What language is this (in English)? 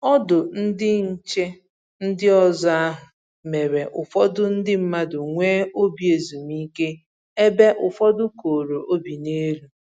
Igbo